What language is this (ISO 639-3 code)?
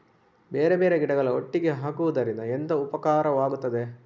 kan